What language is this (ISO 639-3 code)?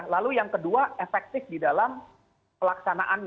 ind